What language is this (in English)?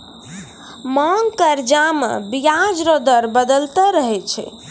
Maithili